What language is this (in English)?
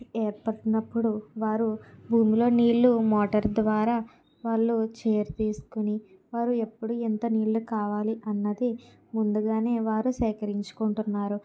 Telugu